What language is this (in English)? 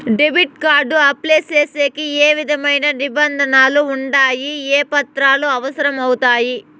Telugu